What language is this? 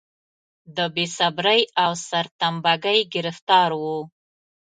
Pashto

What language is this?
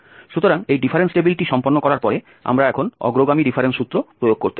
Bangla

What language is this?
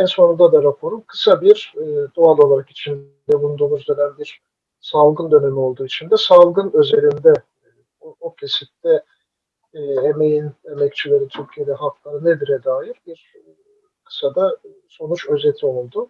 Turkish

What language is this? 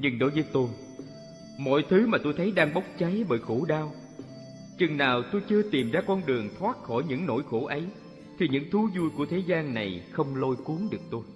Vietnamese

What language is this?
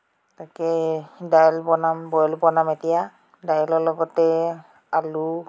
Assamese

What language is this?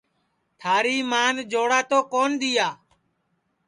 Sansi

